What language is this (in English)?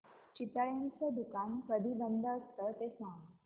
Marathi